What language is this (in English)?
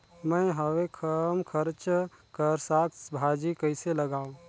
Chhattisgarhi